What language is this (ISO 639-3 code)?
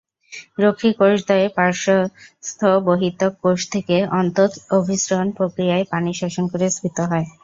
ben